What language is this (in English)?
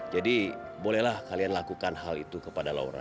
Indonesian